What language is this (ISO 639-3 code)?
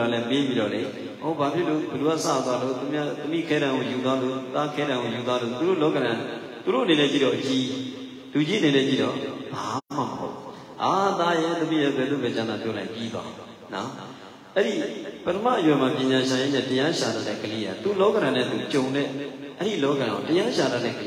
ara